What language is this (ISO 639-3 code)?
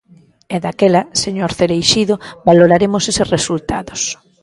glg